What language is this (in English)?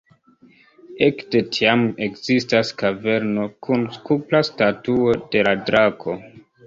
Esperanto